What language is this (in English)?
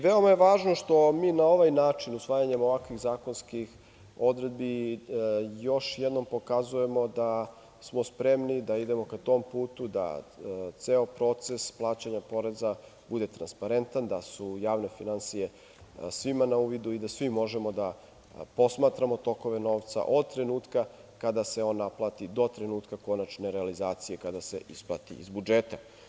Serbian